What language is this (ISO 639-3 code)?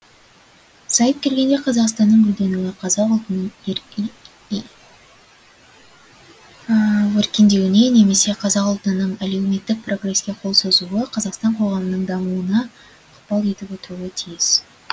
kaz